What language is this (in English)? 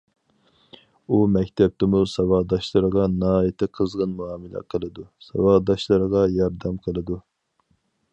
Uyghur